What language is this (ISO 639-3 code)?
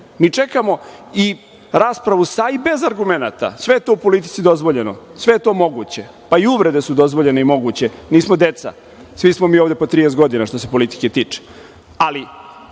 srp